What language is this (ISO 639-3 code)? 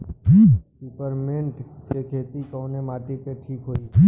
bho